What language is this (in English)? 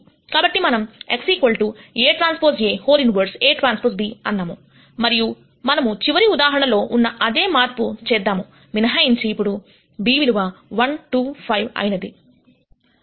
Telugu